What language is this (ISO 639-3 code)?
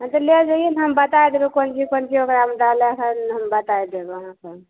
mai